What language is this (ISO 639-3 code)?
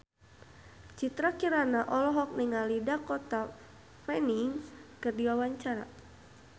sun